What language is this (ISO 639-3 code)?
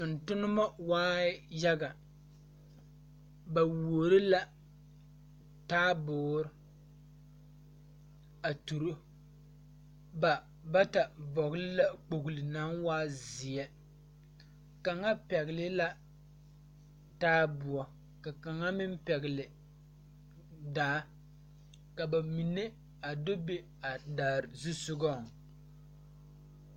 dga